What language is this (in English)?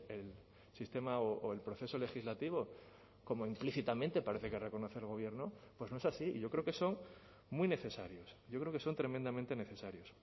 Spanish